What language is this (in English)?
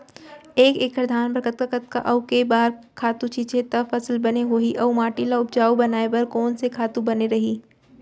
Chhattisgarhi